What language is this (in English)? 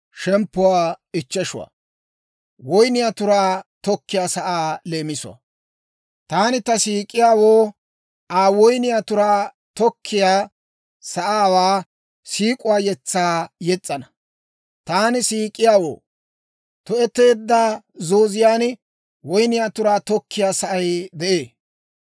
Dawro